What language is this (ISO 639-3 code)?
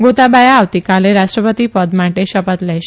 guj